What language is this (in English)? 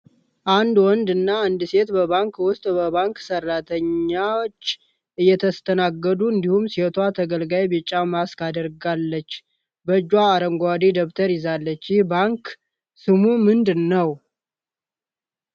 Amharic